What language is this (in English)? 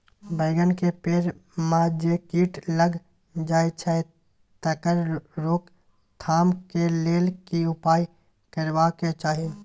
Maithili